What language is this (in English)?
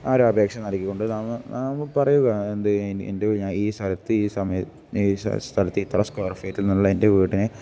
Malayalam